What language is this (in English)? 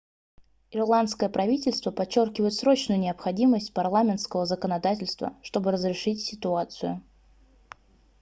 Russian